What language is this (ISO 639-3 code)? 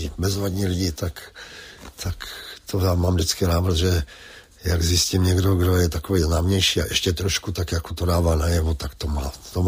ces